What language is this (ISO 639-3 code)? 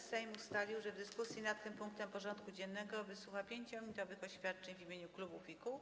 pol